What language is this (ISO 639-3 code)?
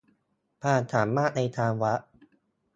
tha